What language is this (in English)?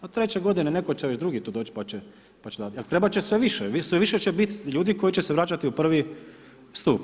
Croatian